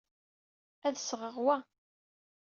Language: Kabyle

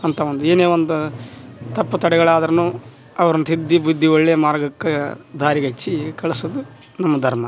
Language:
Kannada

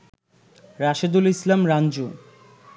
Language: Bangla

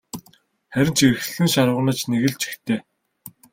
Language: Mongolian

